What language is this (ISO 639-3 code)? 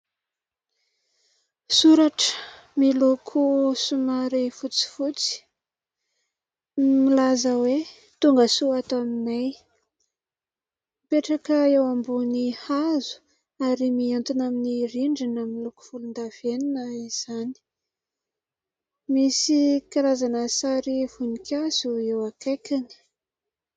mlg